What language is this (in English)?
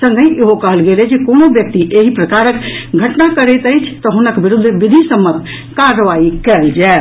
Maithili